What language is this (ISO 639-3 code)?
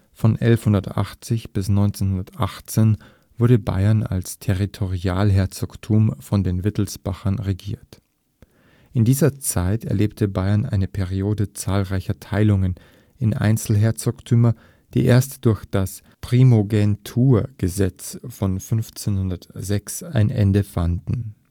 deu